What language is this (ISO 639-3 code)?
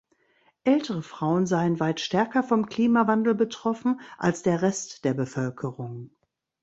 deu